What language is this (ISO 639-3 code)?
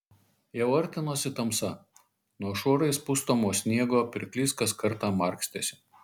lit